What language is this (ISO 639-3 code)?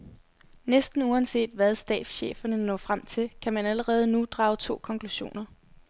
dan